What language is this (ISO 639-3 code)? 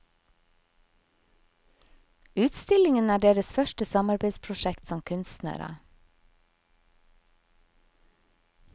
nor